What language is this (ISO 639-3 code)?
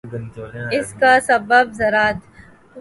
urd